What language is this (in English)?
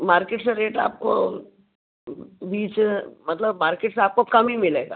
Hindi